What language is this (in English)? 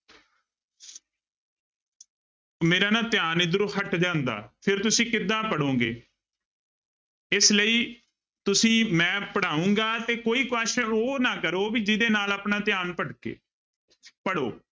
Punjabi